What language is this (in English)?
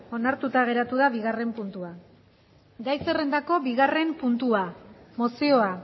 Basque